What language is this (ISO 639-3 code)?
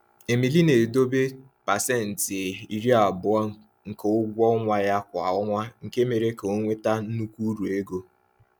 ibo